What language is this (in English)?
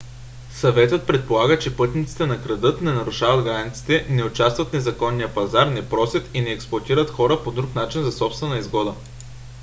Bulgarian